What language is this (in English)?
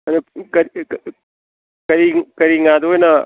Manipuri